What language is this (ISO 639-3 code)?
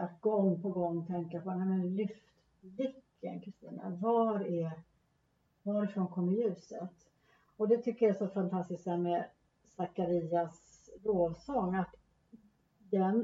swe